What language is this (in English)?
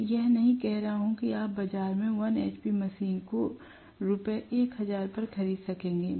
Hindi